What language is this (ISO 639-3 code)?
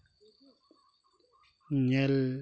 sat